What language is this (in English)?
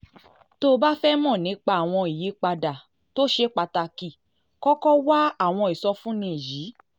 Yoruba